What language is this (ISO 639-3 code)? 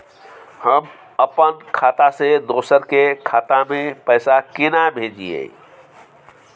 mai